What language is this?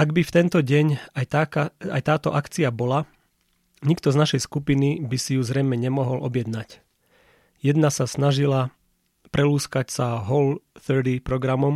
Slovak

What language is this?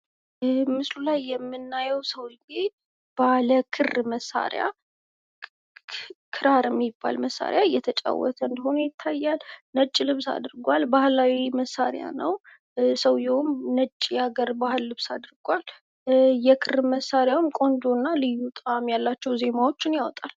Amharic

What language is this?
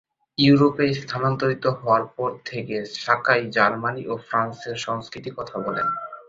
Bangla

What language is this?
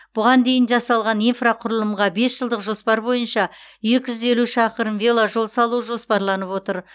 Kazakh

